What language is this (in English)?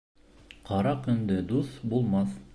Bashkir